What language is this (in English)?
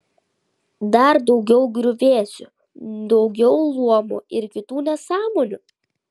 Lithuanian